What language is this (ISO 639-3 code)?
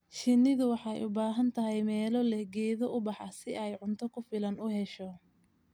som